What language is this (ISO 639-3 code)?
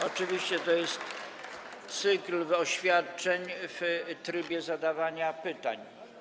pol